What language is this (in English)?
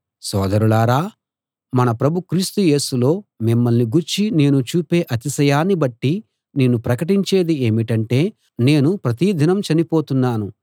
Telugu